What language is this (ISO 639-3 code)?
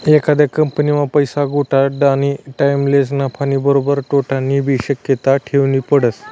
mar